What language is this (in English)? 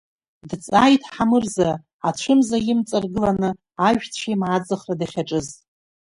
Abkhazian